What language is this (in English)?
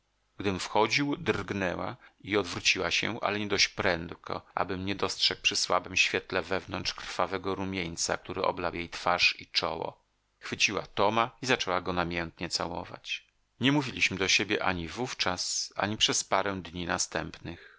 Polish